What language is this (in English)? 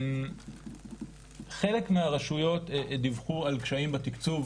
Hebrew